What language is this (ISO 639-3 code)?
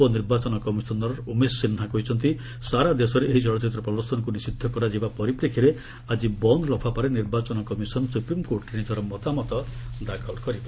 ori